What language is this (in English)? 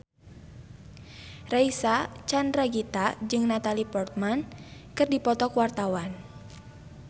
Sundanese